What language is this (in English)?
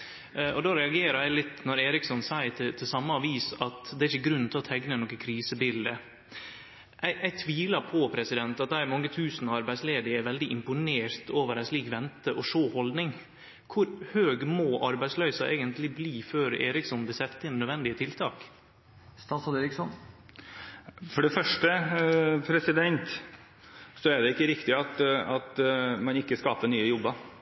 Norwegian